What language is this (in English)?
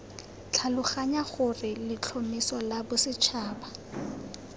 Tswana